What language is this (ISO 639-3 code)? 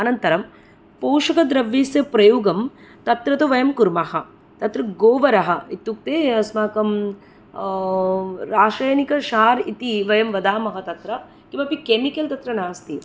san